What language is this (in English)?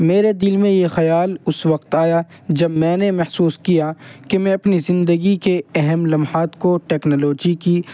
Urdu